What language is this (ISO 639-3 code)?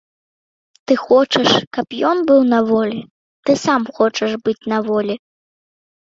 bel